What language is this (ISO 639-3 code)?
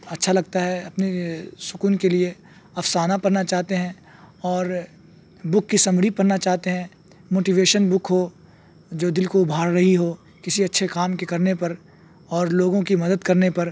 urd